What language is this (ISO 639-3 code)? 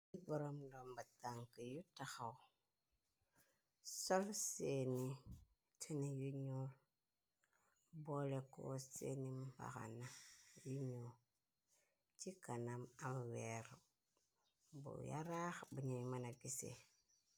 wol